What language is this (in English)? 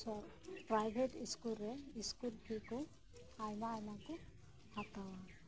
Santali